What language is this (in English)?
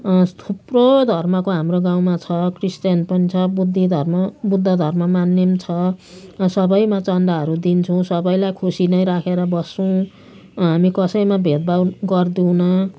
Nepali